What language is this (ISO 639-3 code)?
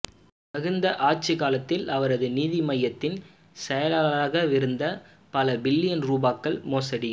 tam